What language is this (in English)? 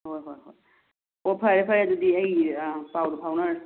Manipuri